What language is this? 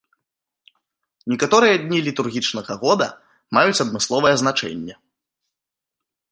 Belarusian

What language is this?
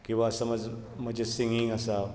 Konkani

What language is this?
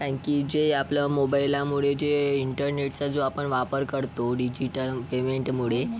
Marathi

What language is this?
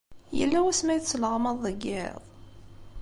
Kabyle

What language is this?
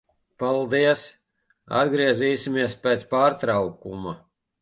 Latvian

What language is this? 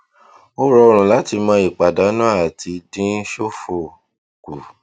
Yoruba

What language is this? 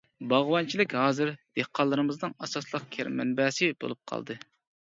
Uyghur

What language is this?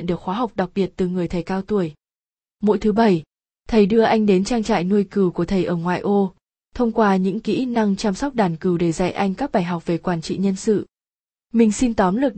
Vietnamese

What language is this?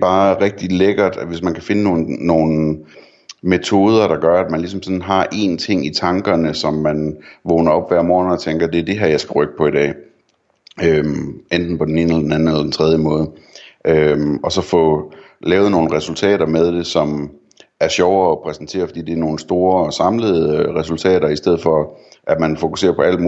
Danish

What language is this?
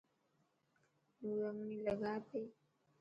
Dhatki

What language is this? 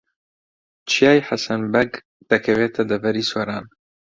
Central Kurdish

